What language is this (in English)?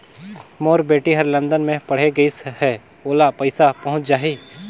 Chhattisgarhi